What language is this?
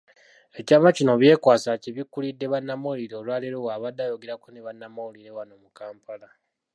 Ganda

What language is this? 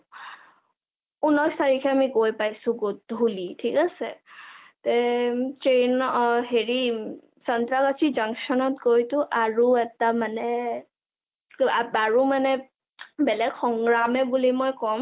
Assamese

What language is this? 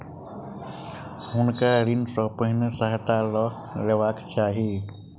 Maithili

